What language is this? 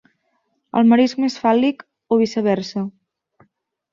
Catalan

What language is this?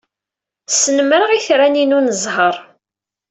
Kabyle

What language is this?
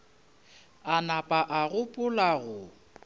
Northern Sotho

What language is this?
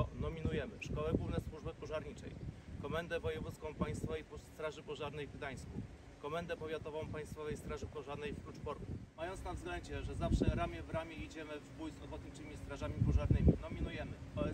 Polish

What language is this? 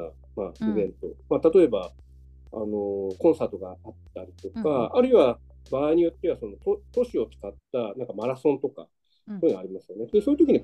Japanese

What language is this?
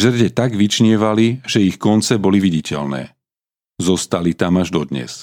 Slovak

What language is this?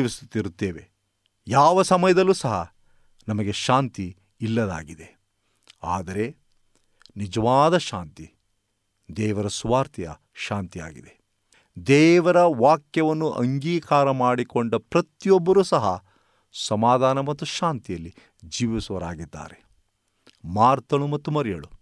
Kannada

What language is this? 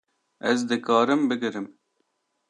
Kurdish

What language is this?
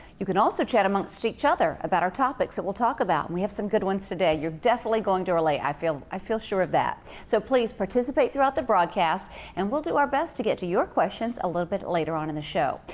English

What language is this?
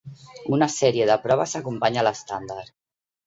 Catalan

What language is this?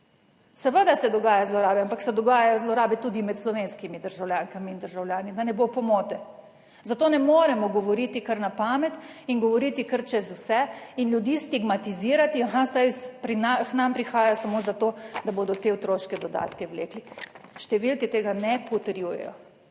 Slovenian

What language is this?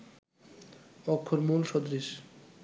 Bangla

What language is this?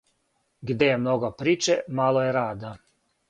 Serbian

